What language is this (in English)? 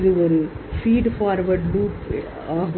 Tamil